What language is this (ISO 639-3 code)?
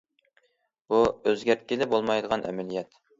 uig